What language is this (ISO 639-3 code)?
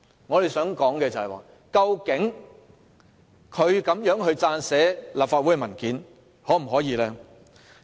yue